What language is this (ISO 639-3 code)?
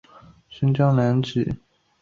zho